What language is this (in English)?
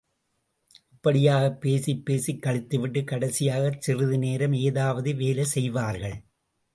Tamil